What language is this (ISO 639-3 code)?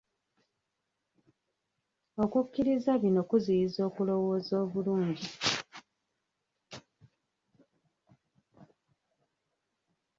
lug